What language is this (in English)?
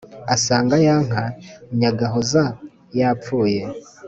Kinyarwanda